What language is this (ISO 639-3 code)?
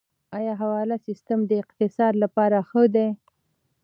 pus